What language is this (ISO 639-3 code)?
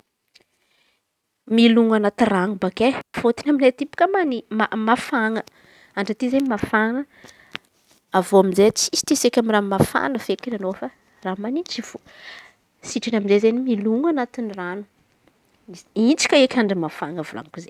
xmv